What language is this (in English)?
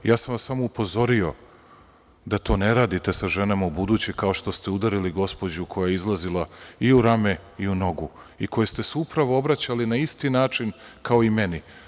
Serbian